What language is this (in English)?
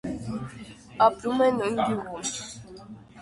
Armenian